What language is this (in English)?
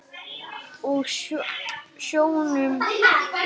Icelandic